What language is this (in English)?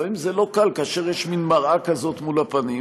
Hebrew